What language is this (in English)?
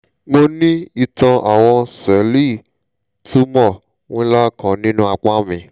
Yoruba